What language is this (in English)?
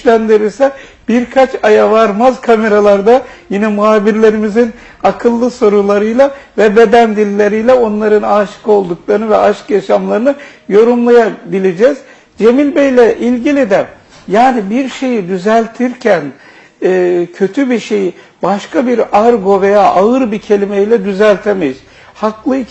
Turkish